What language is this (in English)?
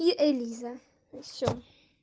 Russian